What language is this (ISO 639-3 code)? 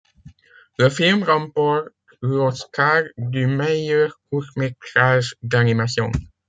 fra